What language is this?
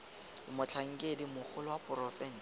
Tswana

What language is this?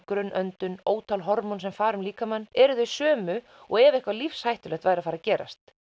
Icelandic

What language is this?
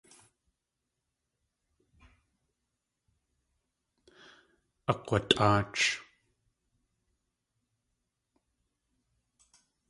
Tlingit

